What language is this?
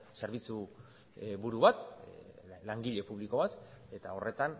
Basque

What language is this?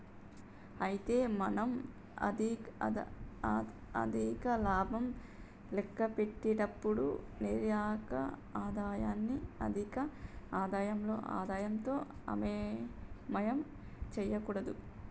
Telugu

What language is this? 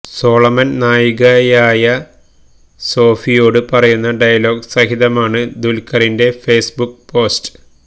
Malayalam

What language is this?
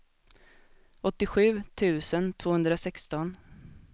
Swedish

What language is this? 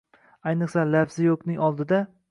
Uzbek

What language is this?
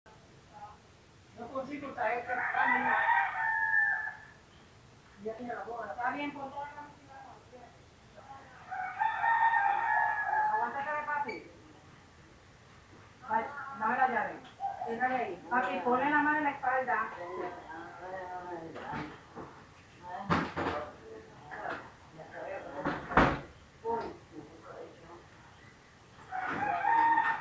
Spanish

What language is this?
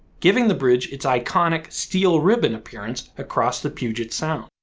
English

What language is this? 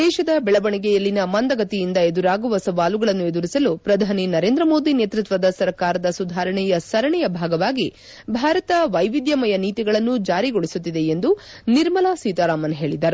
Kannada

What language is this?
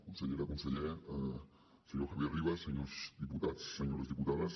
Catalan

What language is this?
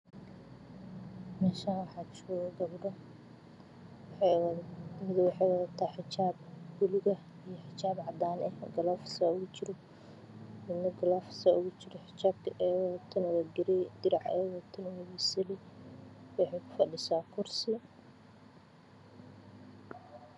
Somali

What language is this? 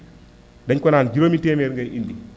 Wolof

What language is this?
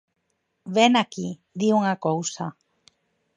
Galician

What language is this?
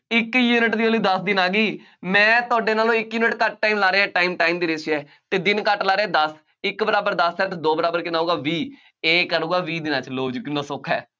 Punjabi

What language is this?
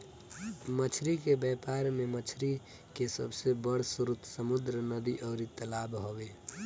Bhojpuri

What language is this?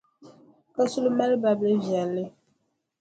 Dagbani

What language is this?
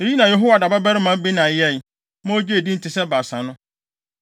Akan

